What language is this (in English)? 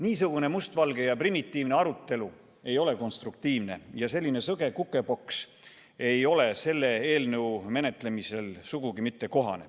Estonian